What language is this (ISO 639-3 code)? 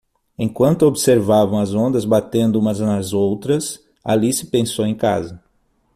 por